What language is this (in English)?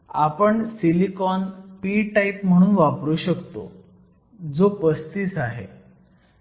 Marathi